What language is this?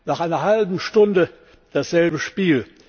German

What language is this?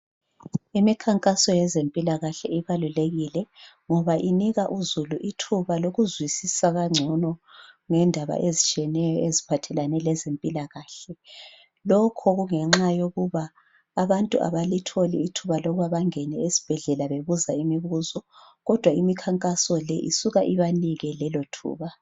North Ndebele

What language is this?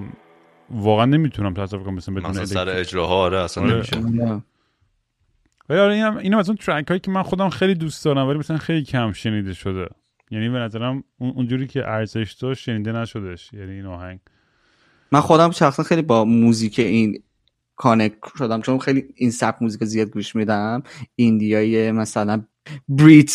Persian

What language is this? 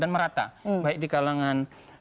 Indonesian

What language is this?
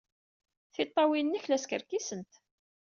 Kabyle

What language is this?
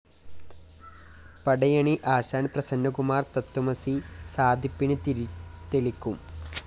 Malayalam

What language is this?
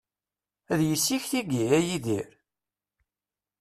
Kabyle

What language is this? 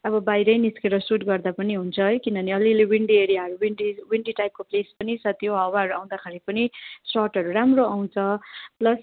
Nepali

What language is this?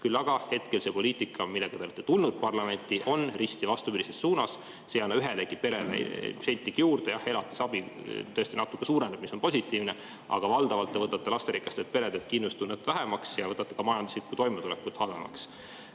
Estonian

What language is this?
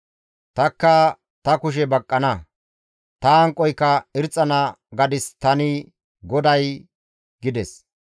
Gamo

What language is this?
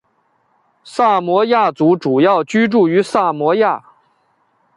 Chinese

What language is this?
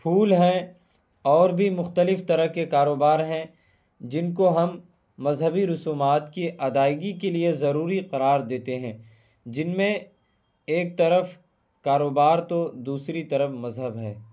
Urdu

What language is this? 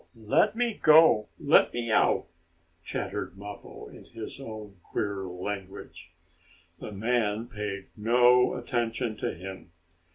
English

